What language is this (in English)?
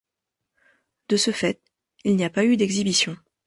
French